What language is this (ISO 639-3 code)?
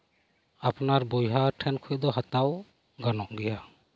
sat